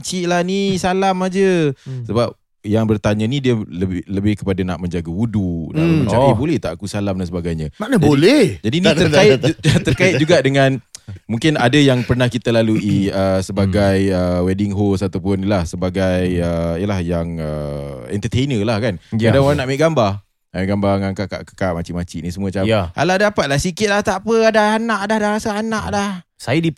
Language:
Malay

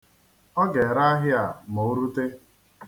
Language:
Igbo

